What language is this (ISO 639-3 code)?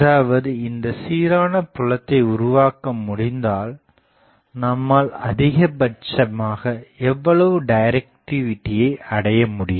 tam